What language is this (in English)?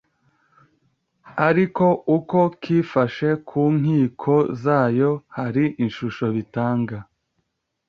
Kinyarwanda